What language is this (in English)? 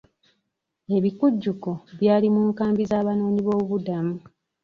Ganda